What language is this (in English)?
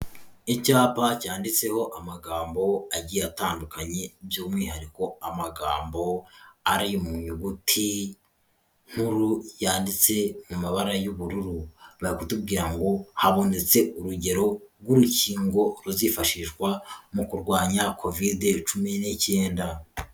Kinyarwanda